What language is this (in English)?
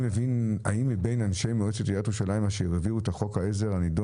Hebrew